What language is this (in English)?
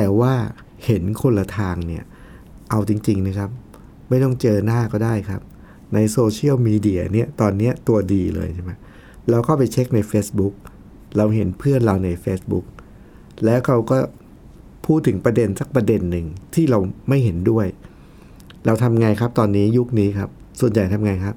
Thai